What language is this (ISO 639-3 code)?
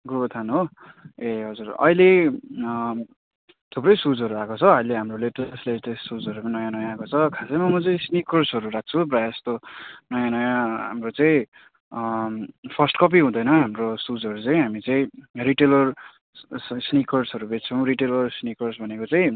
nep